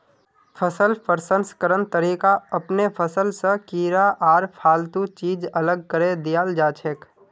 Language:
Magahi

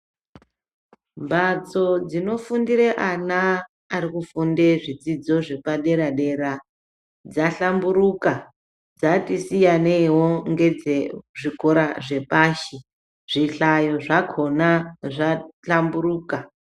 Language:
Ndau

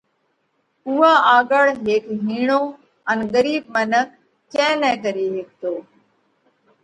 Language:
Parkari Koli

